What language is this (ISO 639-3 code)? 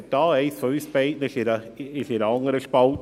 gsw